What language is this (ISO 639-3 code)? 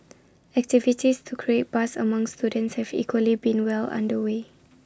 eng